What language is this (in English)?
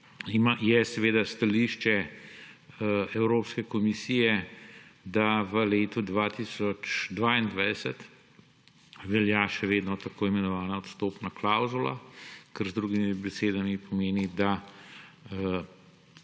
Slovenian